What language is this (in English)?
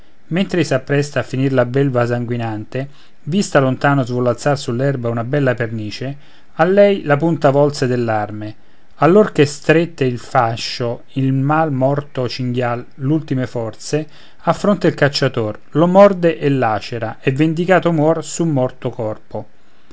Italian